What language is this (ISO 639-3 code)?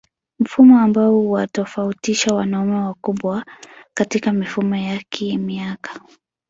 swa